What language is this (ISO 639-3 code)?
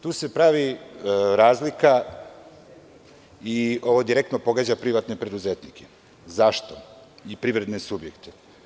srp